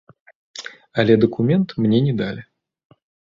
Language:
Belarusian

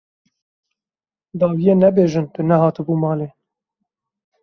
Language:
Kurdish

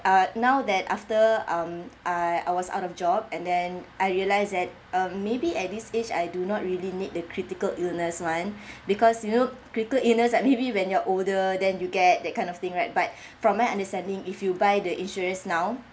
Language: English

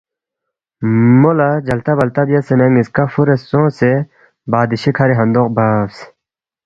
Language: Balti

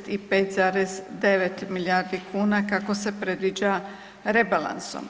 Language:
Croatian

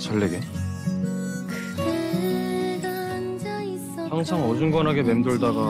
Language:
Korean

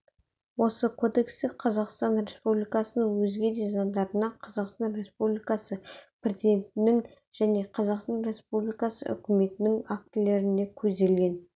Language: Kazakh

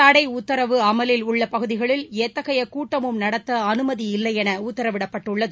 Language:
Tamil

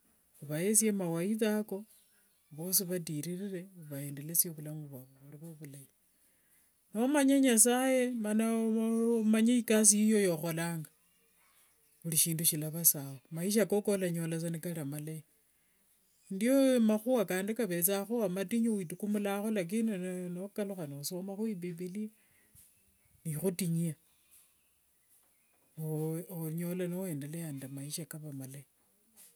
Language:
Wanga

